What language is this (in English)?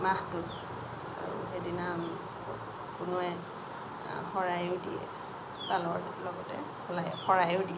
Assamese